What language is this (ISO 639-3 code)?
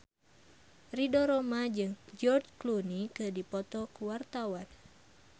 sun